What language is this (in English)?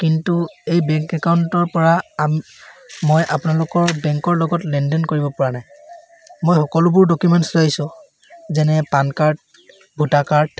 Assamese